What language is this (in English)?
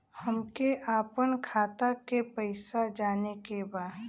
Bhojpuri